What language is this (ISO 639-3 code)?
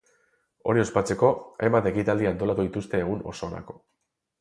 eus